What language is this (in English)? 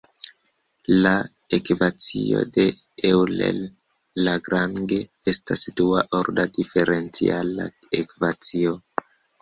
Esperanto